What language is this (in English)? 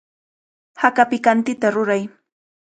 Cajatambo North Lima Quechua